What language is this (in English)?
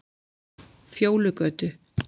Icelandic